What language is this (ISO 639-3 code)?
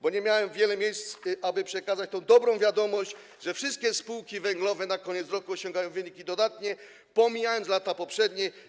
pol